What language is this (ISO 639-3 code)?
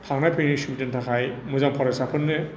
brx